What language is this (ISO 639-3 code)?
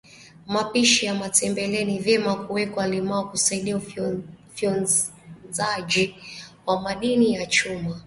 swa